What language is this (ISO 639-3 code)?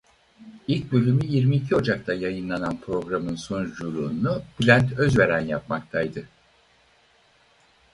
tur